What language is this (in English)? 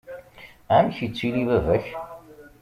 Kabyle